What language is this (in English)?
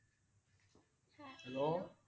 Assamese